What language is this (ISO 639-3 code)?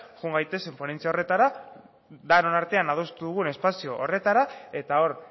eus